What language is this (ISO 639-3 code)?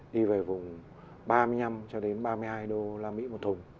vie